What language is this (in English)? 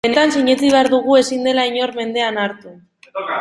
Basque